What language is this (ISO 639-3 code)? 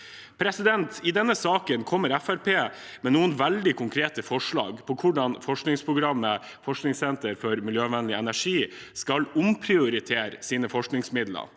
nor